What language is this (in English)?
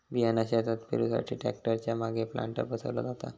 Marathi